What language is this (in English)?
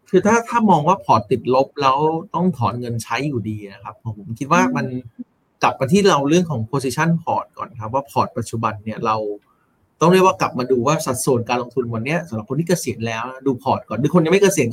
Thai